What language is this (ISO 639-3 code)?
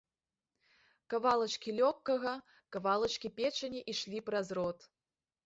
bel